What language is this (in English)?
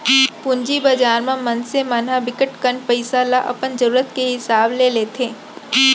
Chhattisgarhi